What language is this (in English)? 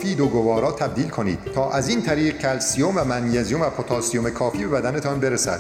Persian